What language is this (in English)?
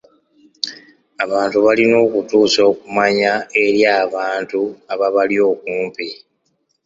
Ganda